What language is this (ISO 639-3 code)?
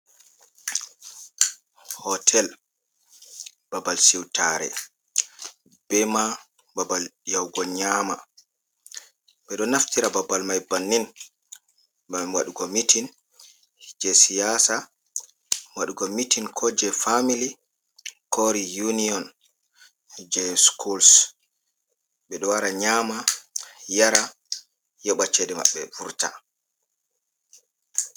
ful